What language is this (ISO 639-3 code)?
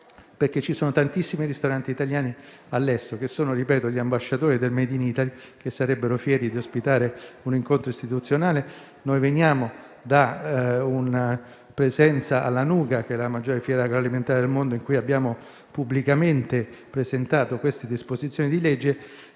ita